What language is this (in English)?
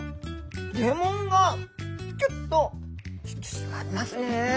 Japanese